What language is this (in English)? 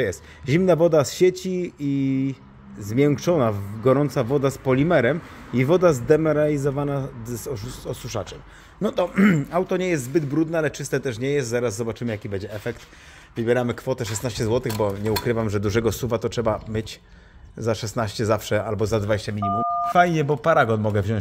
Polish